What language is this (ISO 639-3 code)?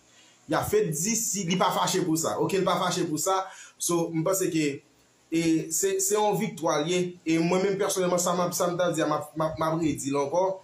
fra